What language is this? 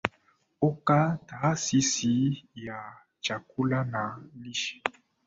Swahili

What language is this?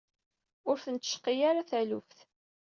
Kabyle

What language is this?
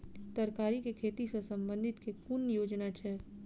Maithili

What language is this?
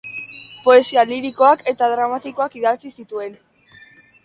Basque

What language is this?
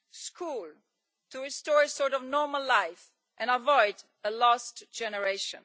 English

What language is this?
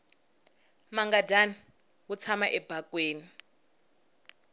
Tsonga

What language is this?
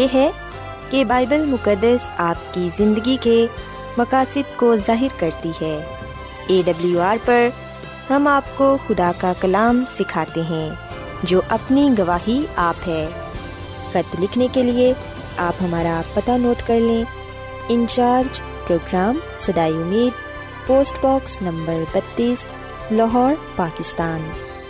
Urdu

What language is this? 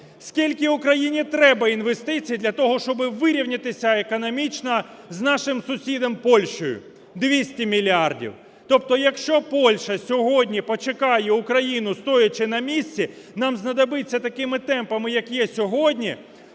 Ukrainian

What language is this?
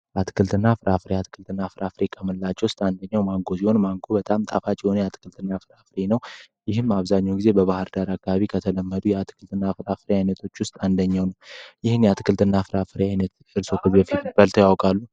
Amharic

